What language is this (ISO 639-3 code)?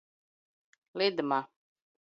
lav